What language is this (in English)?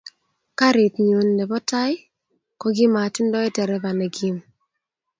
Kalenjin